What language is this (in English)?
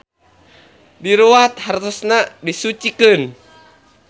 Sundanese